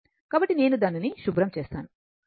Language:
Telugu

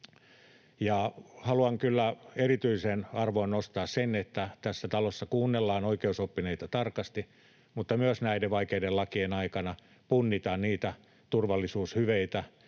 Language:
Finnish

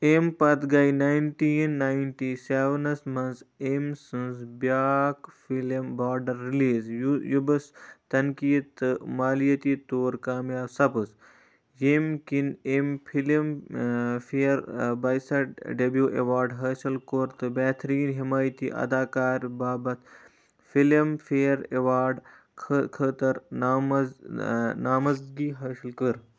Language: Kashmiri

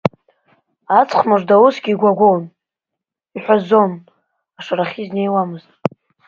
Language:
Abkhazian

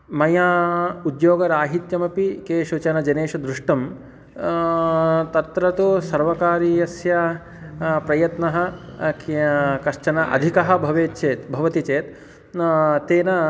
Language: Sanskrit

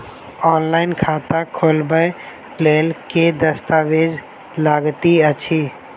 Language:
Maithili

